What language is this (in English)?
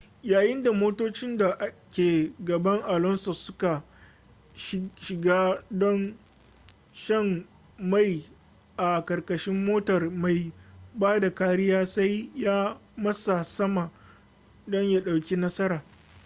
Hausa